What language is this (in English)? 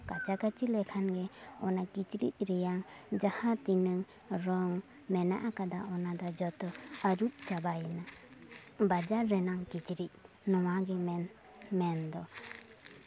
Santali